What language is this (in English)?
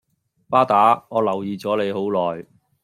Cantonese